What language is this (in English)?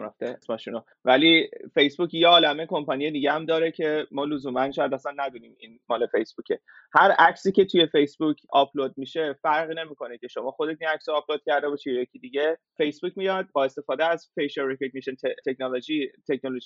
Persian